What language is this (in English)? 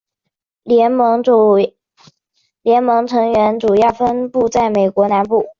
Chinese